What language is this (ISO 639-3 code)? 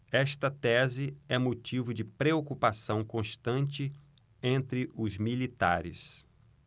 por